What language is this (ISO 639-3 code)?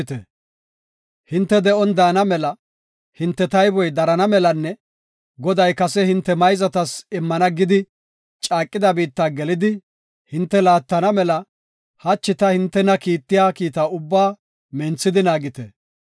gof